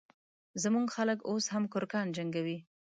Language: Pashto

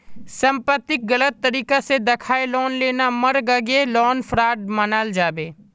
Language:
Magahi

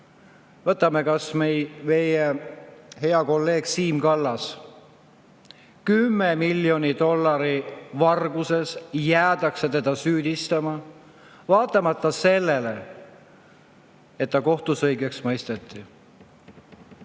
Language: Estonian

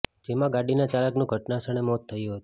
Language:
Gujarati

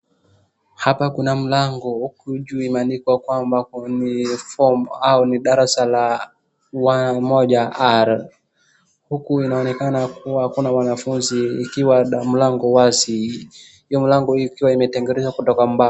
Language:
Swahili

